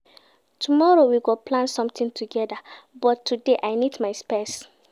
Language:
Nigerian Pidgin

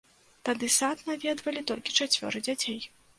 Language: Belarusian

